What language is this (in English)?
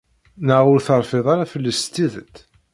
Kabyle